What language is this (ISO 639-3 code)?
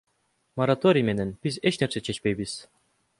kir